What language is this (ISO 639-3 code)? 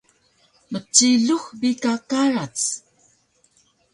trv